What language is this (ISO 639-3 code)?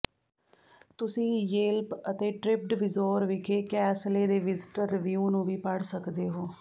pan